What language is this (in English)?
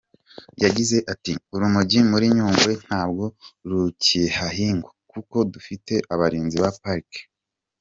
Kinyarwanda